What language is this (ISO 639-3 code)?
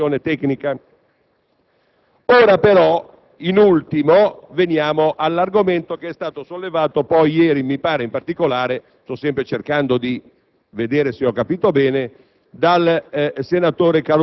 ita